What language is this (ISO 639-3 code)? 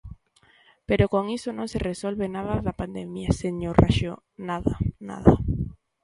glg